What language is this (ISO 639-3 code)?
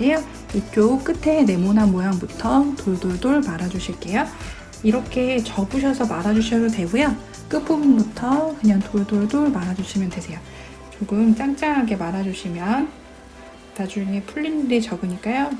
kor